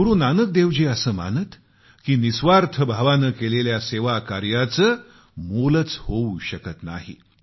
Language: Marathi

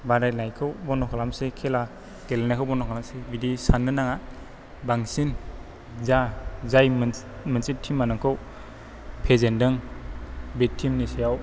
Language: Bodo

